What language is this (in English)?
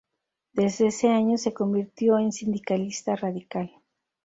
Spanish